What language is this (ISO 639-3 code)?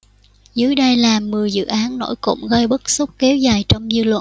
vie